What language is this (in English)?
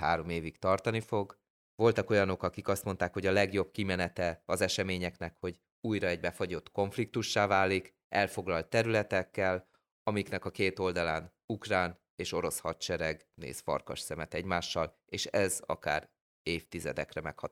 Hungarian